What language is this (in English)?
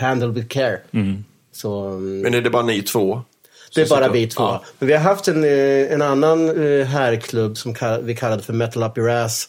Swedish